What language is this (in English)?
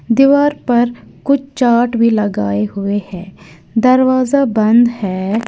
Hindi